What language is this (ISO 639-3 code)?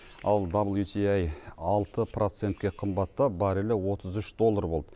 kaz